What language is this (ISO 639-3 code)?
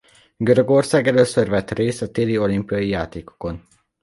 hun